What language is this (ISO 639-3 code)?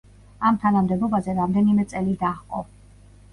kat